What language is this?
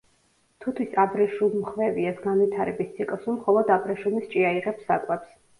Georgian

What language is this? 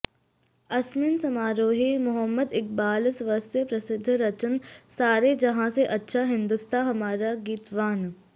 Sanskrit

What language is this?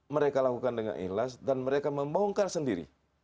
Indonesian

